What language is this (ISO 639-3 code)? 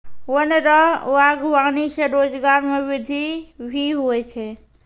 mai